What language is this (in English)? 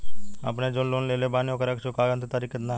Bhojpuri